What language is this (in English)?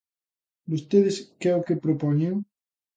Galician